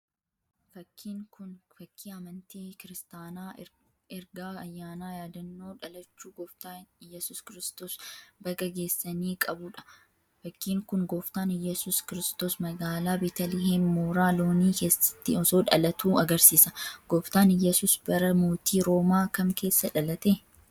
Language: Oromo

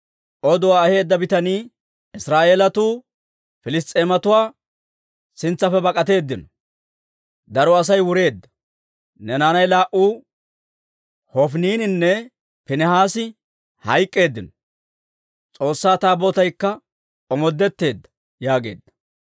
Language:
Dawro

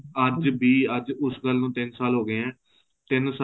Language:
Punjabi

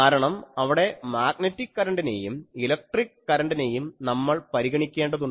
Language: Malayalam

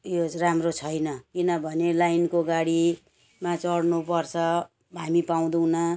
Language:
Nepali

